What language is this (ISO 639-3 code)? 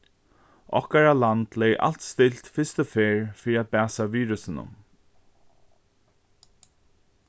fao